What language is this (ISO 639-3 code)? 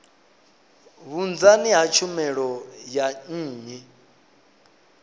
ven